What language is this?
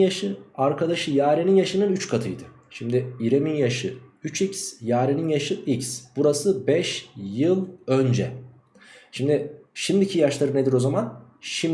Turkish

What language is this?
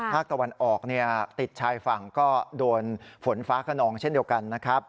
Thai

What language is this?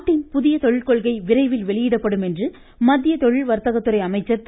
Tamil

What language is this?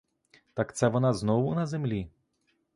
Ukrainian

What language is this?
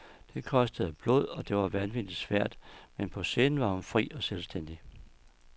Danish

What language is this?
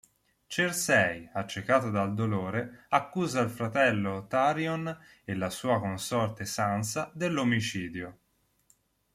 Italian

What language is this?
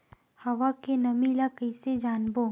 Chhattisgarhi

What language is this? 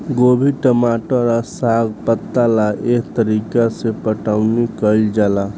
Bhojpuri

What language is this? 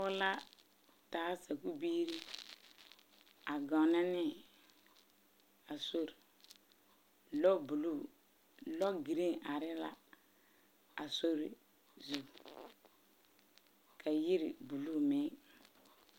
Southern Dagaare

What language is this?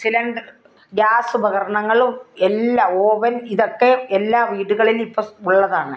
Malayalam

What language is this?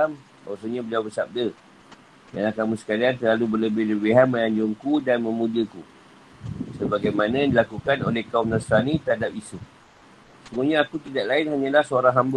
Malay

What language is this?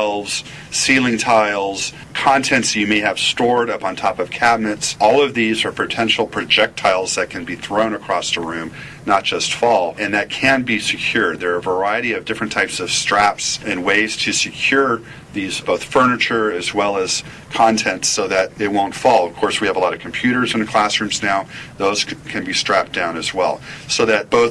English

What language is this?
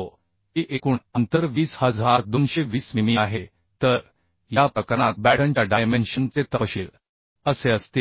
Marathi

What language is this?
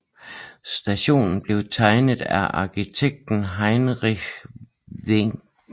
Danish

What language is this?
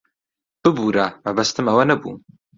Central Kurdish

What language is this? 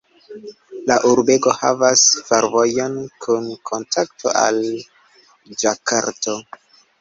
Esperanto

